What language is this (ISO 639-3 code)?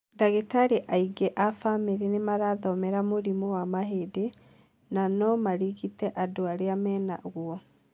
kik